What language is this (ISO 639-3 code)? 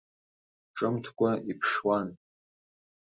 abk